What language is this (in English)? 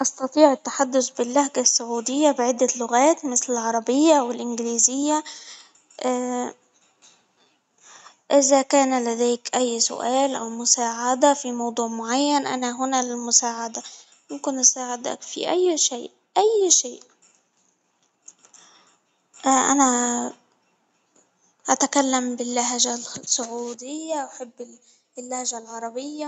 Hijazi Arabic